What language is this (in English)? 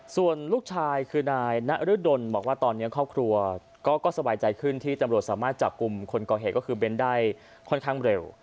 Thai